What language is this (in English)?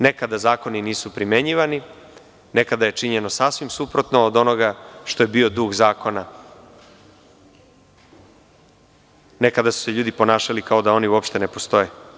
Serbian